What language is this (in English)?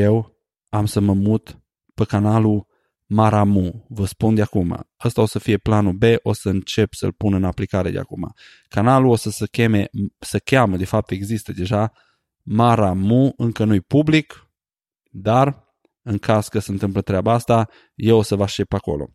Romanian